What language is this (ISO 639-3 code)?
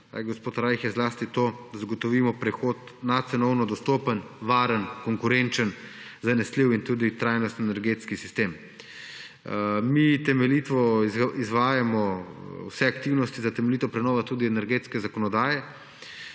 slv